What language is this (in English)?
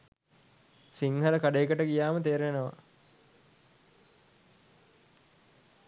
Sinhala